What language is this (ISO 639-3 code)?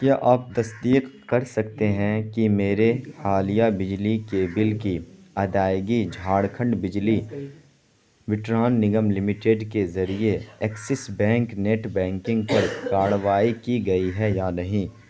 urd